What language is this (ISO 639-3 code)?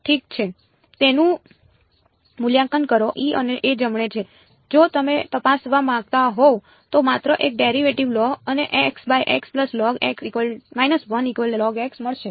guj